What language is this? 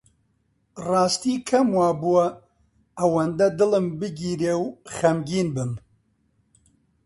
Central Kurdish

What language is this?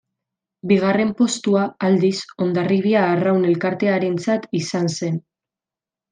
Basque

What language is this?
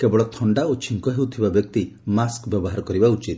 Odia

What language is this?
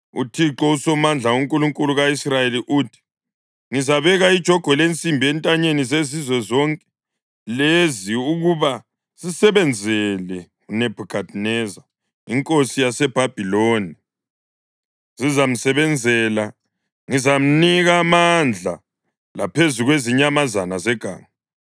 North Ndebele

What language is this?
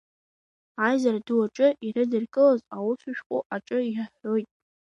Abkhazian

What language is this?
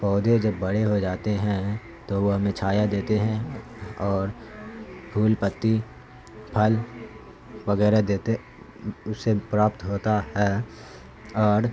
Urdu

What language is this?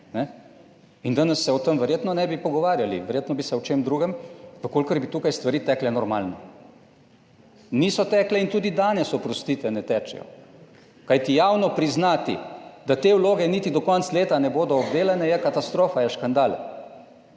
Slovenian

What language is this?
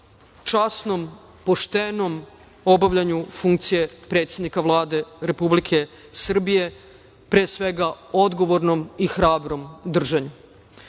Serbian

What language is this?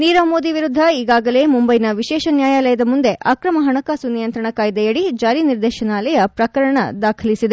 Kannada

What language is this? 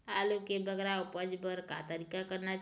Chhattisgarhi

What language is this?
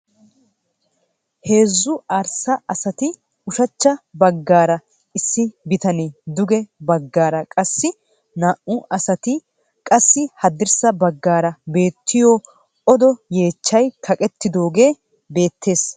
Wolaytta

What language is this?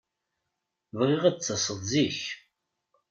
Kabyle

